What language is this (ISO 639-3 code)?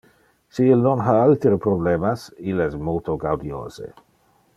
ina